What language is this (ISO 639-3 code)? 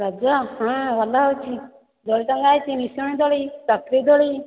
ori